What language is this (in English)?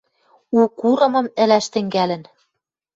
Western Mari